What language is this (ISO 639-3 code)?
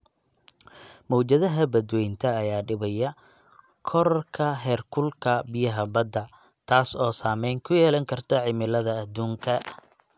som